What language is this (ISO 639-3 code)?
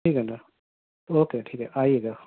urd